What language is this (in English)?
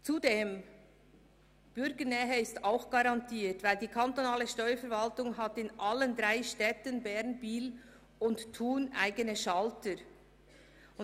Swiss German